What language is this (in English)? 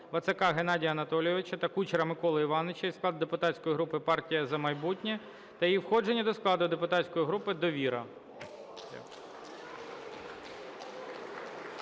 Ukrainian